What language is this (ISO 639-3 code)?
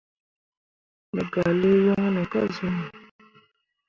mua